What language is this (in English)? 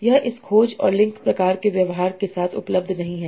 Hindi